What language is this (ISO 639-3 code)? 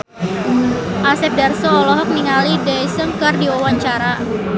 sun